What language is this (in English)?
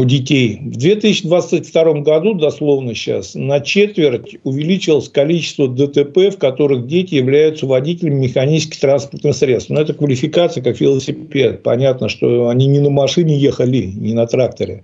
Russian